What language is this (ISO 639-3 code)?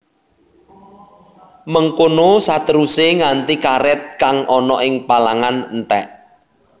jav